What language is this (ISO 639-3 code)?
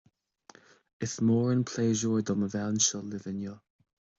gle